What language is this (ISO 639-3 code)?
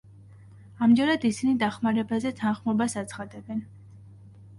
kat